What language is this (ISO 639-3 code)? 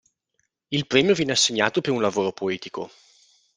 ita